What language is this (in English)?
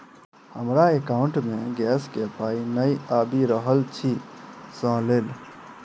Maithili